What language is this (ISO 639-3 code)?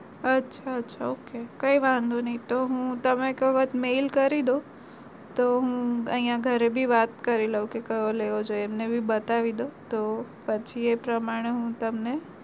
guj